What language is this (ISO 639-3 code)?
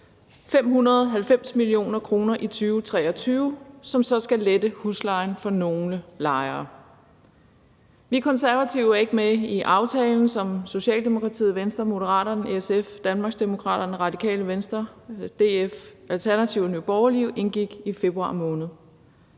dan